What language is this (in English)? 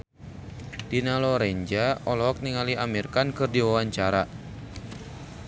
Sundanese